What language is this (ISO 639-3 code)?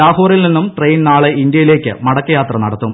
mal